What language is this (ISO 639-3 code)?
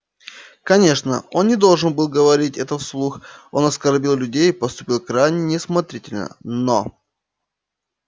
rus